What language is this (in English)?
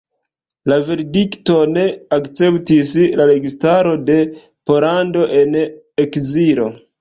Esperanto